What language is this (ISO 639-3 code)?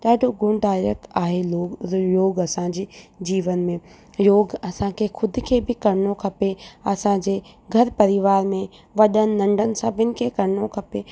snd